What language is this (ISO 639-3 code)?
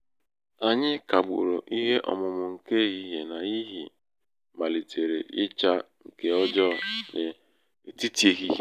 ibo